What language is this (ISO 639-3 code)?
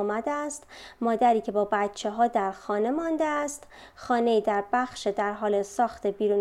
fas